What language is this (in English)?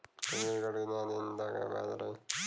Bhojpuri